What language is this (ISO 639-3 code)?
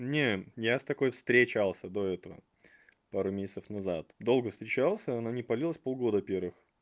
rus